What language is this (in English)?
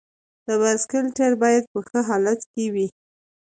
Pashto